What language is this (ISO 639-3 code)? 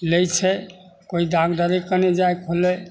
mai